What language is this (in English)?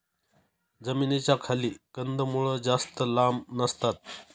Marathi